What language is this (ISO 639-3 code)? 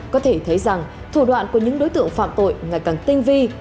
vie